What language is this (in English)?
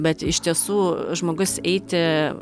Lithuanian